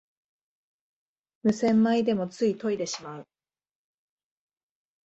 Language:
Japanese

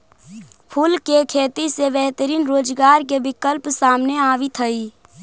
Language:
Magahi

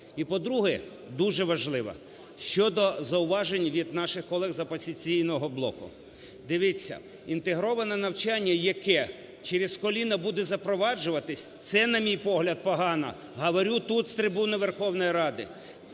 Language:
Ukrainian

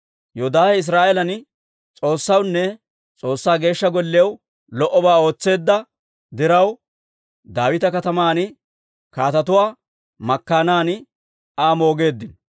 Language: Dawro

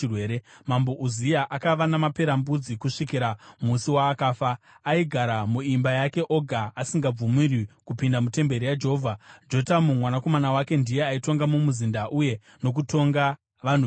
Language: Shona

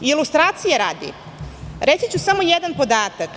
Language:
Serbian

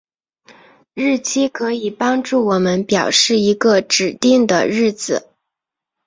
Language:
Chinese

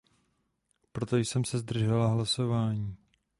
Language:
Czech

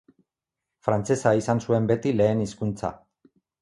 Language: Basque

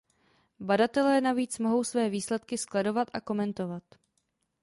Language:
Czech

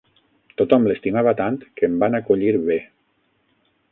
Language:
Catalan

